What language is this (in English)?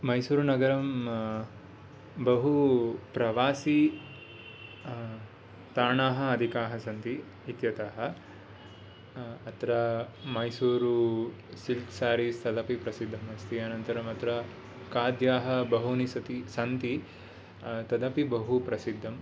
Sanskrit